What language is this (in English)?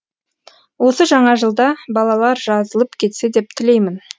Kazakh